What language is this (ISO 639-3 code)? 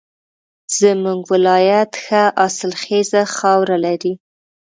pus